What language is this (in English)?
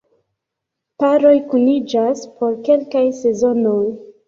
Esperanto